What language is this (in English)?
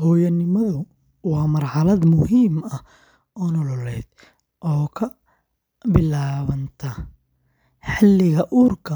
Somali